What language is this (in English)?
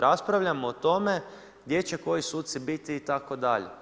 Croatian